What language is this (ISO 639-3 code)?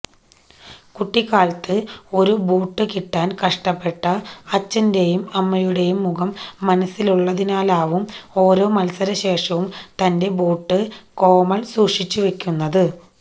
mal